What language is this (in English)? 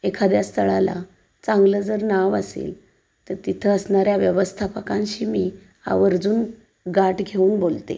Marathi